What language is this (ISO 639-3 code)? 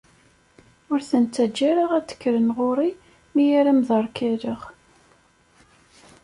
kab